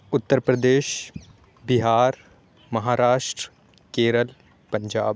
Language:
Urdu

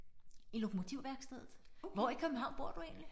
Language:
Danish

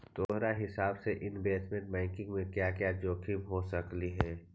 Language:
Magahi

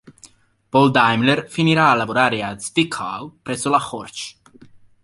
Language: Italian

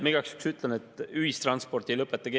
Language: Estonian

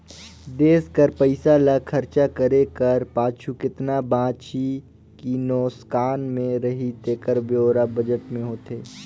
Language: Chhattisgarhi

